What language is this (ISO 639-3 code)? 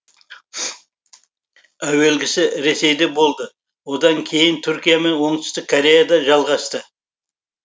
kaz